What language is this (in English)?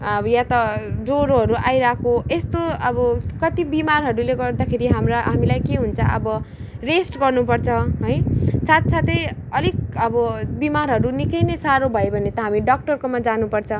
Nepali